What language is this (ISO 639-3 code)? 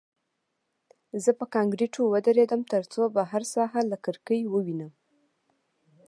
pus